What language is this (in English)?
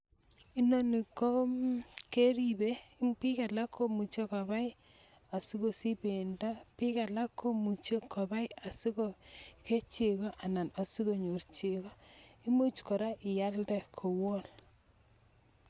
Kalenjin